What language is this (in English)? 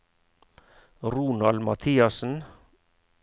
Norwegian